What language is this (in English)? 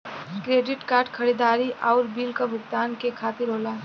Bhojpuri